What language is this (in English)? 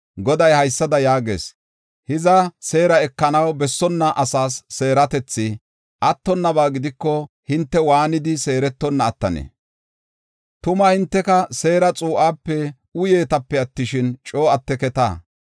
Gofa